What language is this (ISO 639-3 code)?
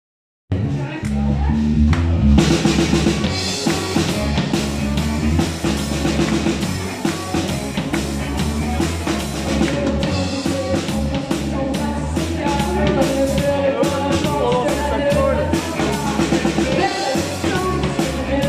tha